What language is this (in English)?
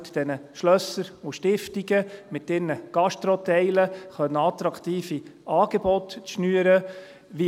Swiss German